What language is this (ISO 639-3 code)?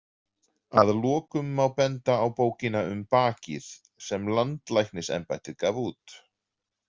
isl